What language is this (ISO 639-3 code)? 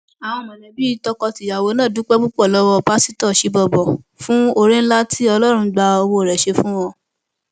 yor